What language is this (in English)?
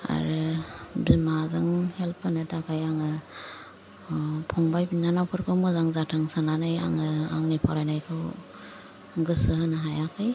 Bodo